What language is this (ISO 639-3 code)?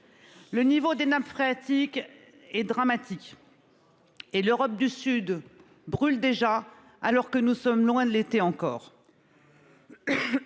fra